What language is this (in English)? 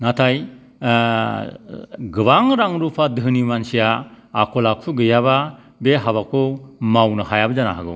Bodo